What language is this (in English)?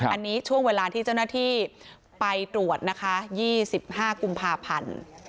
Thai